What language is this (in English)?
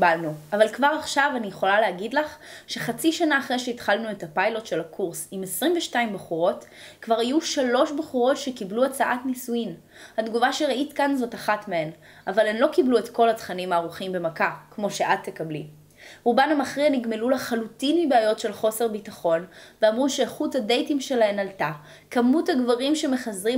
Hebrew